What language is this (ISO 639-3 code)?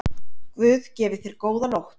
isl